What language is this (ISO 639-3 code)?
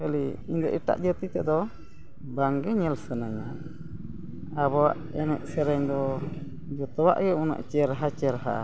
sat